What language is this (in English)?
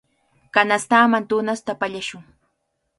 Cajatambo North Lima Quechua